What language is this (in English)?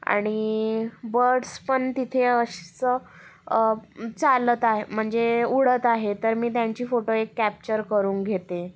Marathi